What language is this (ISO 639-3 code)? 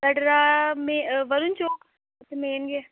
doi